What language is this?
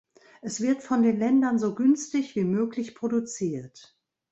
German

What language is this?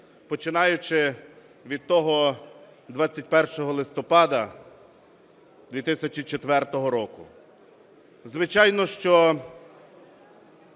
Ukrainian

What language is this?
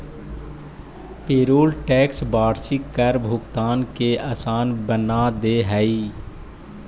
Magahi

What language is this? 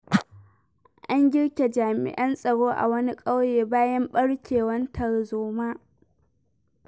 Hausa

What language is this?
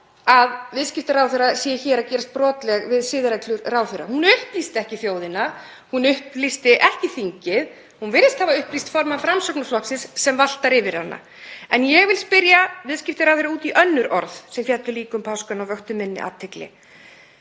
Icelandic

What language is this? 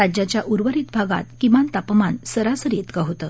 Marathi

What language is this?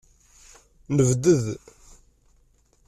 Kabyle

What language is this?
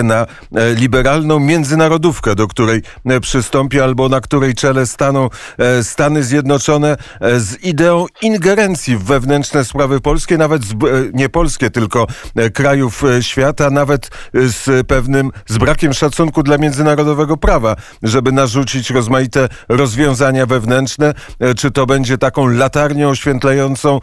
Polish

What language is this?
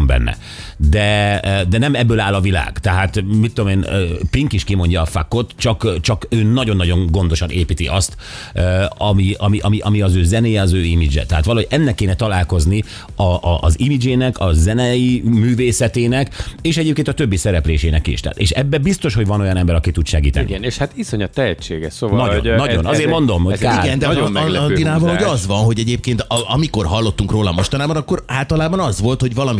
Hungarian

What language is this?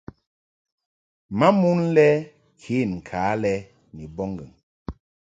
Mungaka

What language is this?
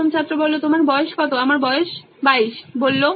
Bangla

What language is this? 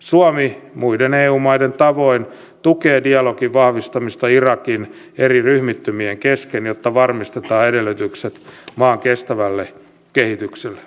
Finnish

